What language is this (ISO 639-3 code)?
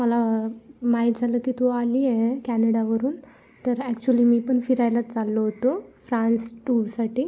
mar